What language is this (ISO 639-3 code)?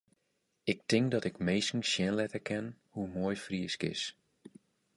fry